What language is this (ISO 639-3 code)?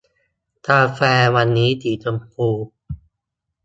tha